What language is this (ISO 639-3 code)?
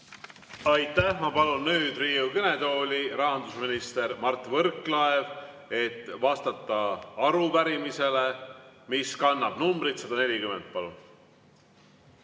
est